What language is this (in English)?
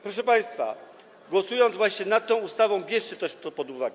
Polish